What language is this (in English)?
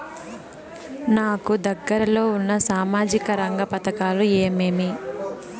Telugu